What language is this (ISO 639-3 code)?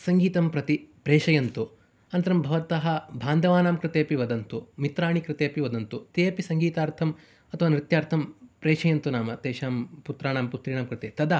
san